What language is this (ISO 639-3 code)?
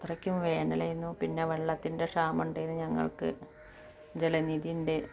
mal